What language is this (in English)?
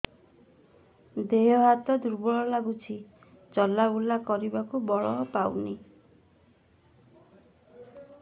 Odia